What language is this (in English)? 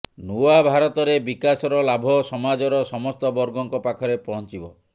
Odia